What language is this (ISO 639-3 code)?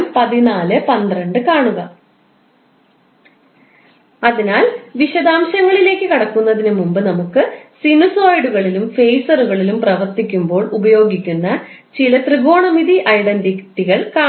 mal